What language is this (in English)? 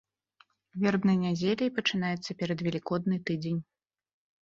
Belarusian